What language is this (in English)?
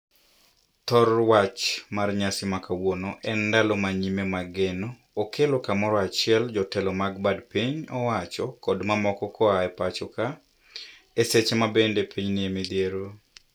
Luo (Kenya and Tanzania)